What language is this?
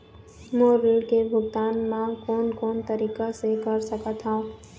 Chhattisgarhi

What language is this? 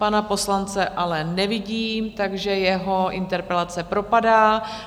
Czech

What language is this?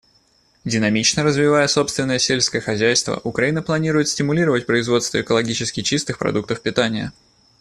Russian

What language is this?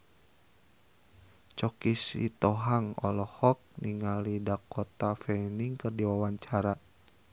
Sundanese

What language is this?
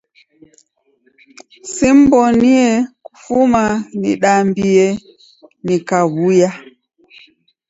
Taita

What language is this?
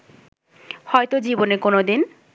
Bangla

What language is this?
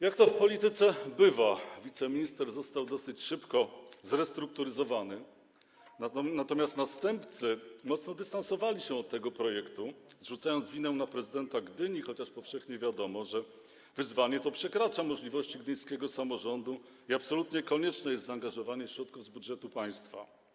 Polish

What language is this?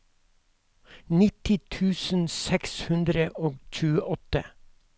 Norwegian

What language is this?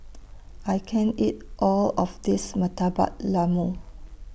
English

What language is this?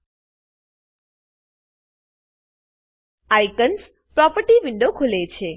Gujarati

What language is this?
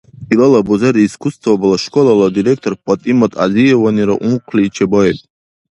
Dargwa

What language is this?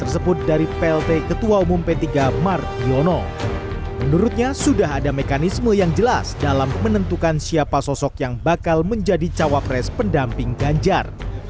Indonesian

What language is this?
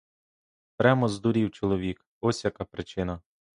Ukrainian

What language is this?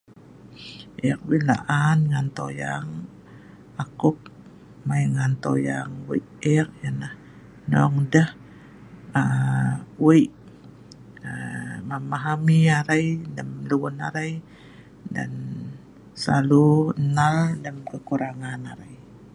Sa'ban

